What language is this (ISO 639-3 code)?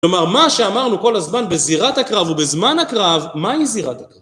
heb